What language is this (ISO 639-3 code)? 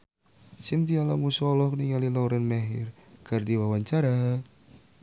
sun